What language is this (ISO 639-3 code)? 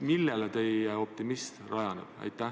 est